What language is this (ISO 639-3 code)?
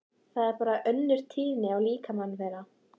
isl